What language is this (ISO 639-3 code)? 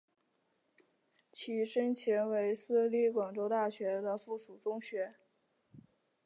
zho